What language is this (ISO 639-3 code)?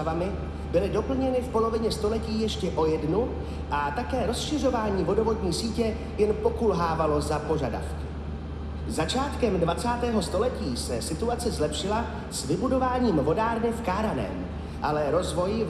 ces